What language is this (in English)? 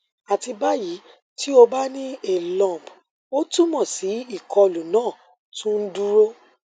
Yoruba